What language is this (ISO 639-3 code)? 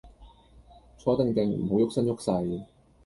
yue